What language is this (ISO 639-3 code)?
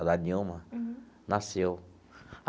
por